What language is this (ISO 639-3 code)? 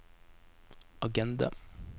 nor